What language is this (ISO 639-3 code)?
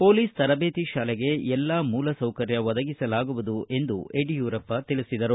kan